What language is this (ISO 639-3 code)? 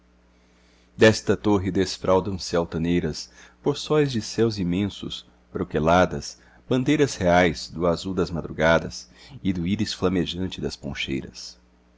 por